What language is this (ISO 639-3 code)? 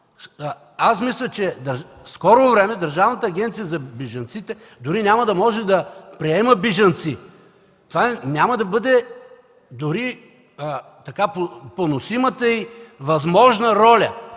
bul